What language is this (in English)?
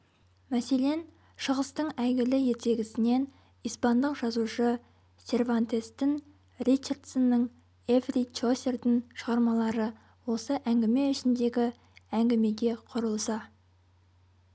Kazakh